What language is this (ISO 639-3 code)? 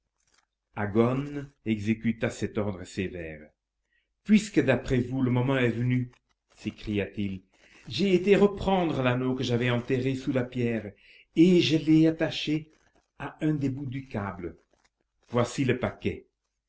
fra